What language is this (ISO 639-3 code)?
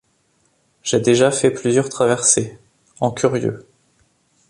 fra